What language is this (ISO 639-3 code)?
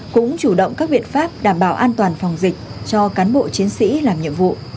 vie